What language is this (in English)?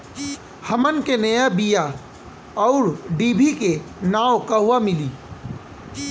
Bhojpuri